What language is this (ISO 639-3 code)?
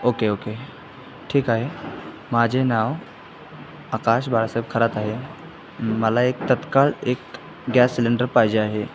mar